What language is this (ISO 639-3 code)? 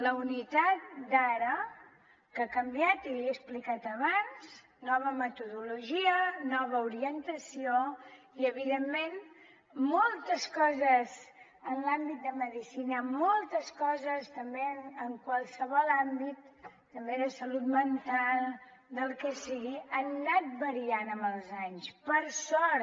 cat